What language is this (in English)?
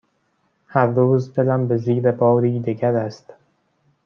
Persian